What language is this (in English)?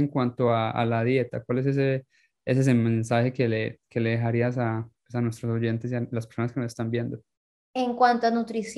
Spanish